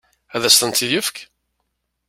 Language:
Kabyle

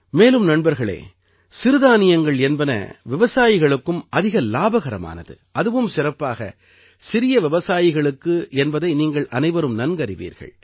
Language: Tamil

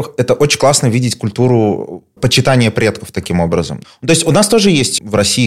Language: Russian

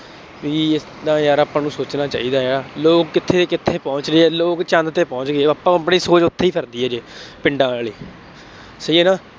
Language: Punjabi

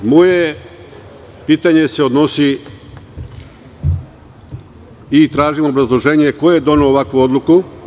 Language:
Serbian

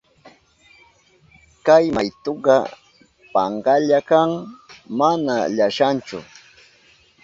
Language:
Southern Pastaza Quechua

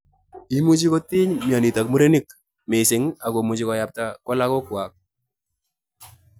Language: Kalenjin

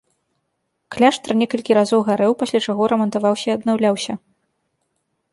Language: Belarusian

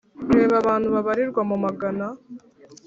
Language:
Kinyarwanda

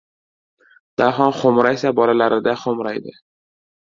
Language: Uzbek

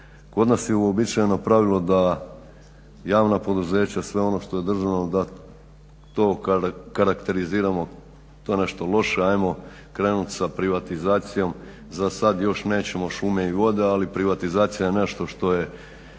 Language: Croatian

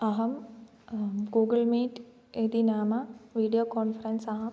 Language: Sanskrit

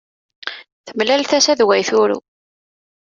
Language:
Kabyle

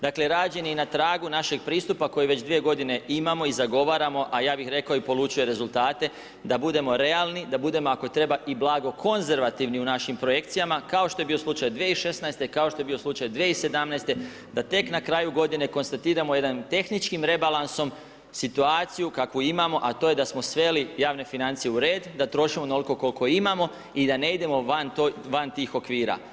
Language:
Croatian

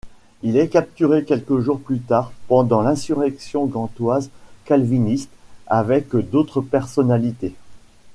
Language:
French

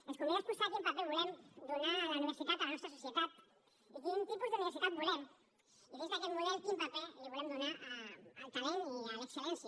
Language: Catalan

